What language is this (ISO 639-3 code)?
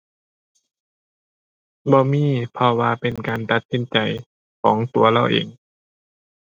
tha